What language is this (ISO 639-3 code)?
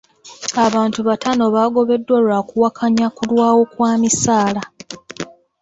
lug